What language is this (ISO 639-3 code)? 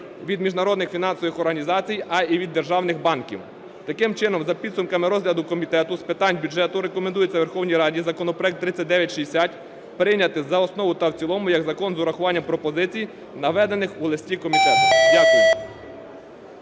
ukr